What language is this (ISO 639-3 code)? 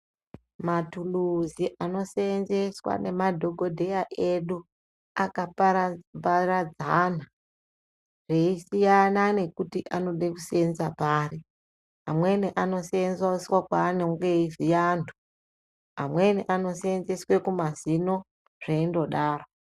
ndc